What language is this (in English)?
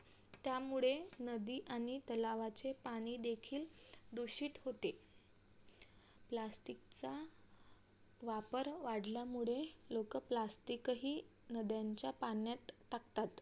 Marathi